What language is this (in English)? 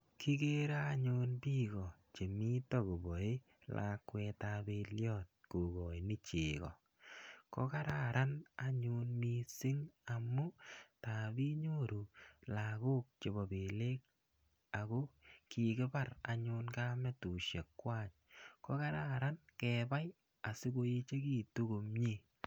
Kalenjin